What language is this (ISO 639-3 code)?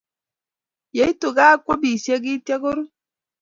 kln